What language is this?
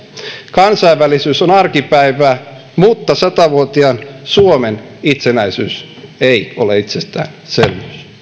Finnish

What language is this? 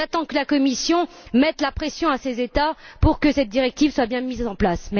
French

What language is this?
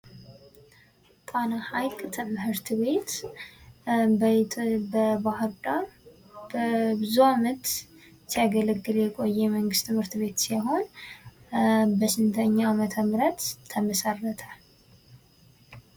Amharic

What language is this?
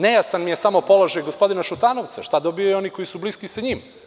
Serbian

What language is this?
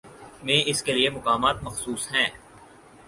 Urdu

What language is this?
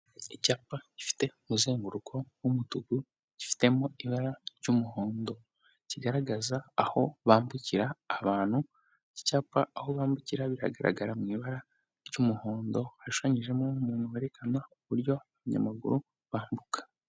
Kinyarwanda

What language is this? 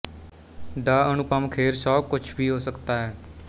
Punjabi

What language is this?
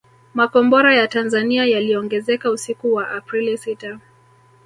Swahili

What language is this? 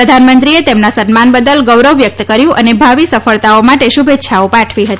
Gujarati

